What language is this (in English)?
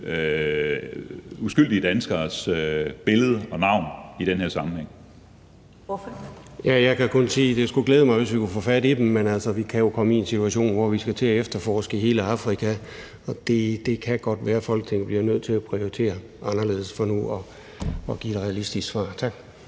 Danish